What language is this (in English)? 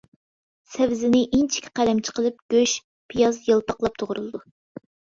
Uyghur